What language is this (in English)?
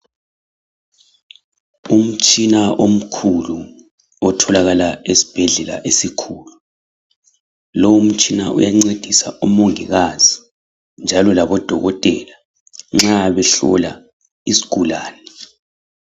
North Ndebele